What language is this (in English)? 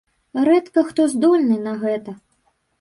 Belarusian